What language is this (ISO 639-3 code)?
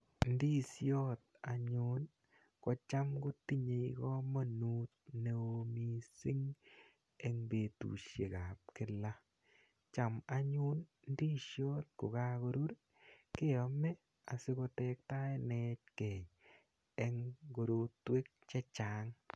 kln